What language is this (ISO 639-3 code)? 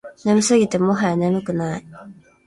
jpn